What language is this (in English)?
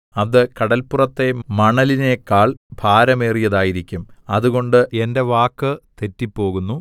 Malayalam